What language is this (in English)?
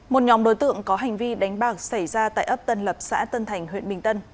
Vietnamese